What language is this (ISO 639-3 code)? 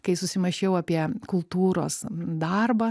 lit